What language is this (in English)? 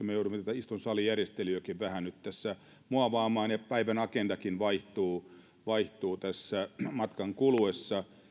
Finnish